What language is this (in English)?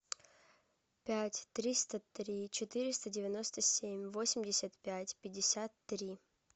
Russian